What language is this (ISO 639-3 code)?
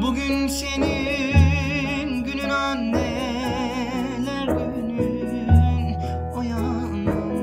tur